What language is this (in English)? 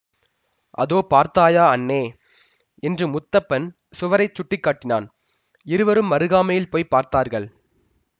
Tamil